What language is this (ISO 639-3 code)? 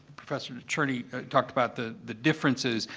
eng